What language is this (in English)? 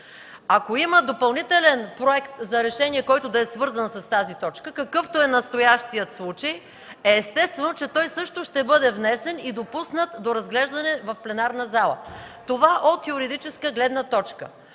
Bulgarian